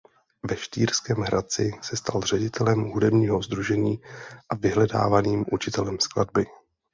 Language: Czech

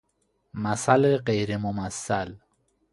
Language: Persian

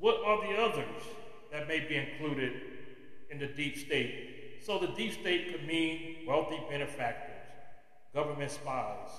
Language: English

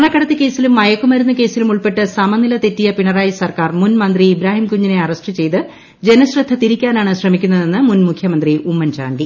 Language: Malayalam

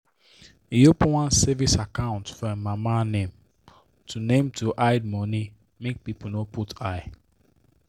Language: Nigerian Pidgin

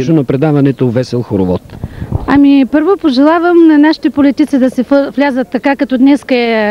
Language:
Bulgarian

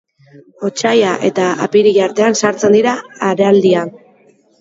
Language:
Basque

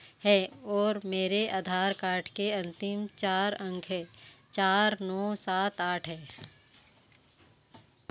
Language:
Hindi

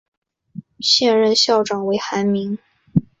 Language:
Chinese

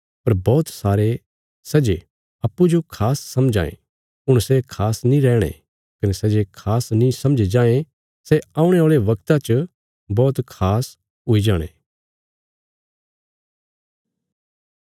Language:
Bilaspuri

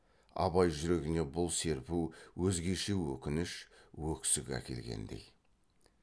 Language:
Kazakh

